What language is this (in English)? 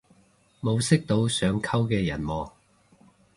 Cantonese